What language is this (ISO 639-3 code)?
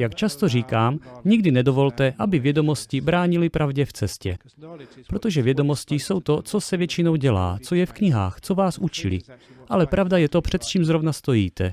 ces